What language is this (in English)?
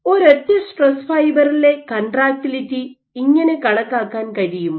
Malayalam